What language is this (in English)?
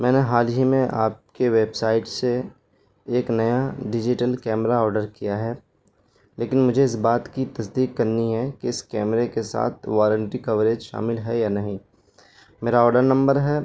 Urdu